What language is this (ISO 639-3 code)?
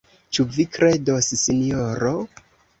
epo